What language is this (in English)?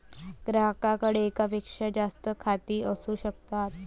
Marathi